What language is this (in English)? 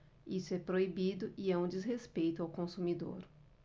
Portuguese